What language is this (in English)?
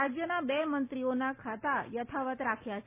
Gujarati